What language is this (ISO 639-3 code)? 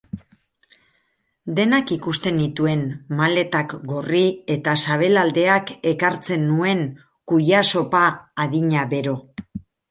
eus